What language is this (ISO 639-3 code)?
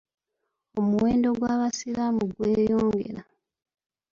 lug